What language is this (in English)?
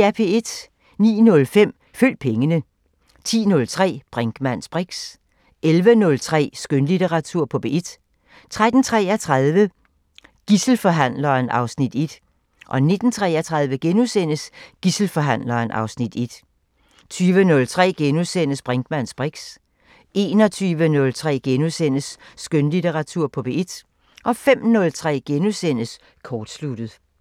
Danish